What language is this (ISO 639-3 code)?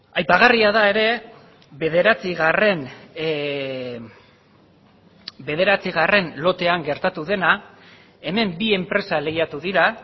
eus